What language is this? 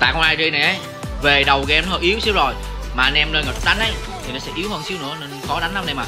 Vietnamese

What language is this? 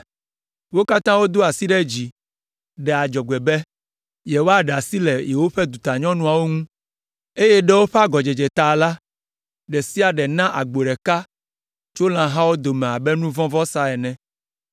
Ewe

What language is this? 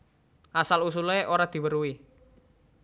Javanese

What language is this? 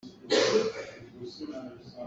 Hakha Chin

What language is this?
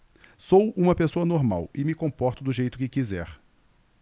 Portuguese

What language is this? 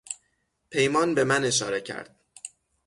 Persian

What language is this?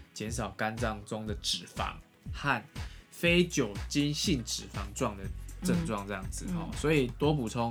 Chinese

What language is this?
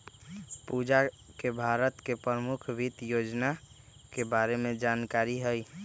Magahi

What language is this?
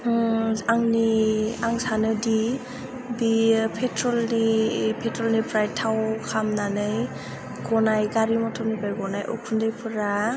Bodo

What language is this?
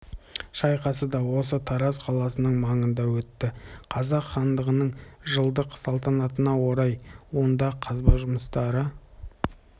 Kazakh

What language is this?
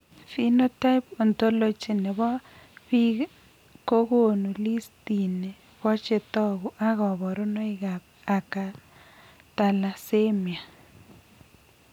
Kalenjin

